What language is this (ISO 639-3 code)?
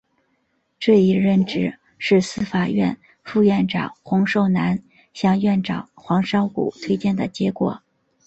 zho